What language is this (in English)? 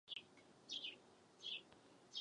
Czech